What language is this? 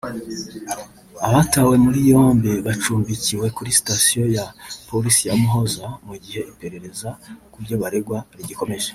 Kinyarwanda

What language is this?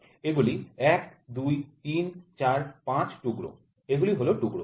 Bangla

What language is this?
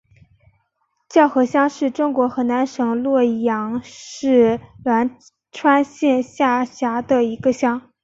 Chinese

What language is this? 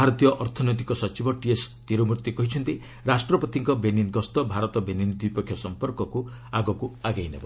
Odia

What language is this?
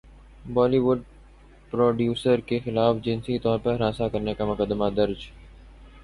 Urdu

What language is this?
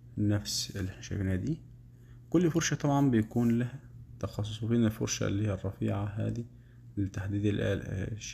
Arabic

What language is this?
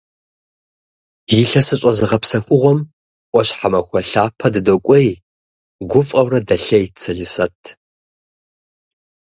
Kabardian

